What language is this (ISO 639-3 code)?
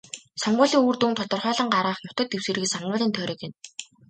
mon